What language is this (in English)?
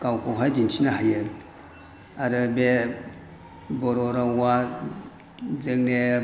Bodo